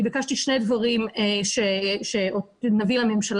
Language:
Hebrew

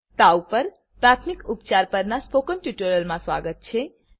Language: Gujarati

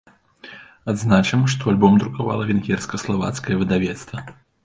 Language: Belarusian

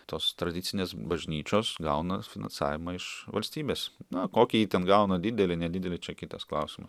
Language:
Lithuanian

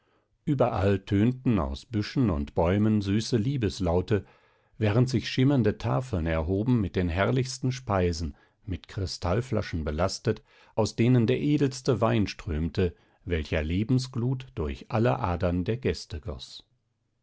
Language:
German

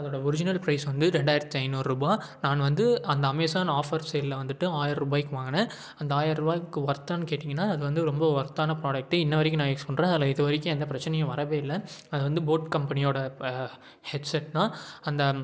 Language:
Tamil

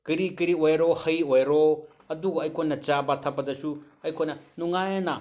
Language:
Manipuri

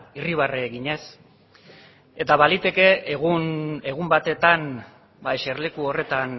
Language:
Basque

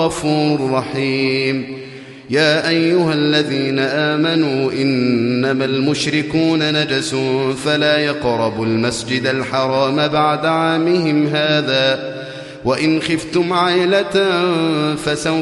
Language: Arabic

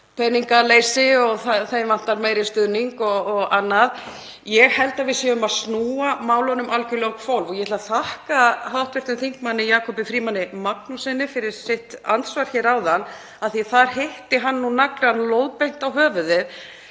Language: Icelandic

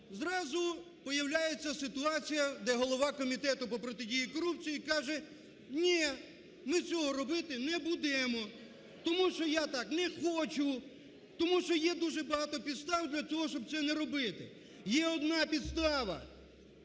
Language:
Ukrainian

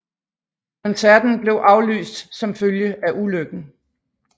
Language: Danish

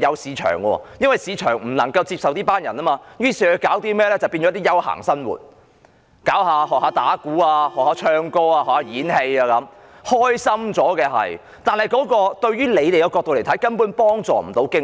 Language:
Cantonese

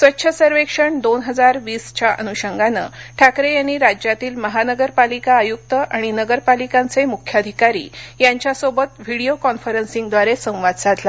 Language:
Marathi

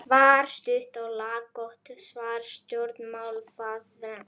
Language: Icelandic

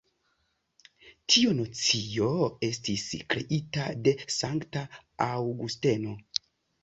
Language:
Esperanto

